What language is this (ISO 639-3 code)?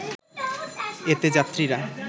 ben